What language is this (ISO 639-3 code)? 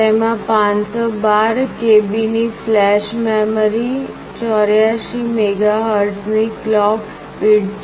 guj